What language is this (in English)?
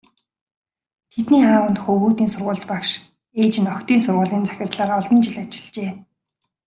Mongolian